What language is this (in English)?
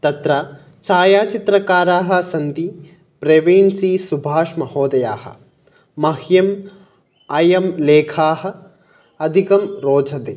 Sanskrit